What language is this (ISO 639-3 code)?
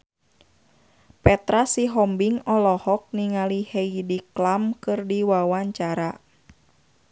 sun